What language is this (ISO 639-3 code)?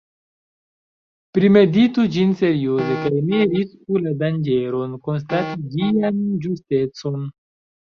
epo